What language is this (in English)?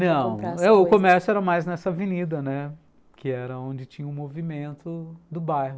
Portuguese